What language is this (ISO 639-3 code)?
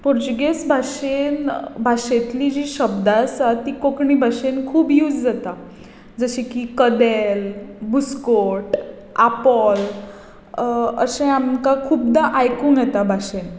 kok